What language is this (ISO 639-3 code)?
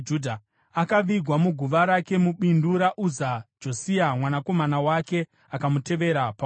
sna